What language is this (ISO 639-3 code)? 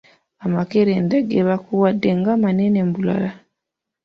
lug